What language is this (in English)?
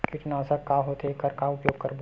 Chhattisgarhi